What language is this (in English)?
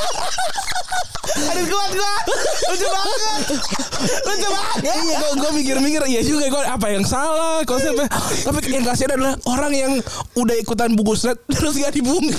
Indonesian